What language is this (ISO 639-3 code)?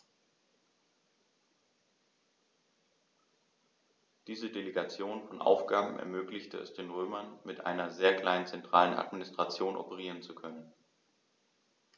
deu